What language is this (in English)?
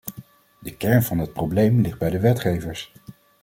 Dutch